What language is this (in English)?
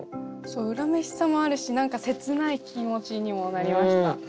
Japanese